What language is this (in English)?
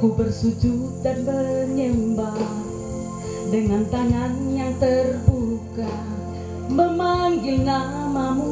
Indonesian